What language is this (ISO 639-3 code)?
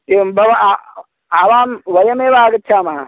san